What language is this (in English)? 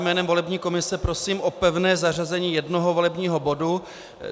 Czech